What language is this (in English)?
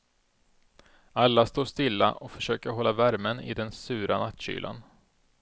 Swedish